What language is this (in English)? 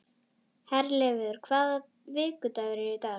Icelandic